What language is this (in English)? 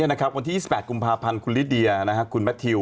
Thai